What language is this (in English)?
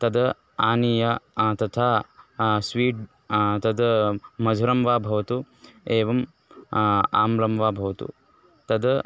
Sanskrit